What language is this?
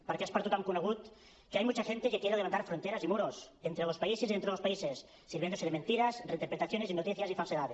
Catalan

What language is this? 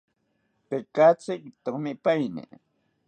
South Ucayali Ashéninka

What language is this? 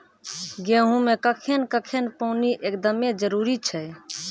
Maithili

